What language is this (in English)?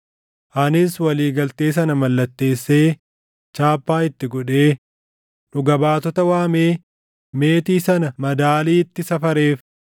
Oromo